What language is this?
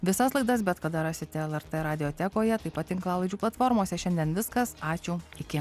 Lithuanian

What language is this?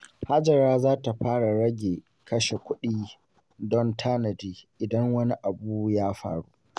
Hausa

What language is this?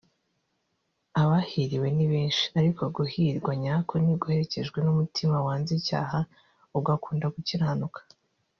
Kinyarwanda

